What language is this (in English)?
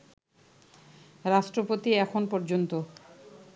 Bangla